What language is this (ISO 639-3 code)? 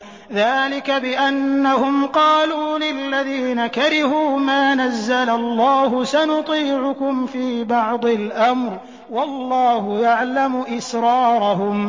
ara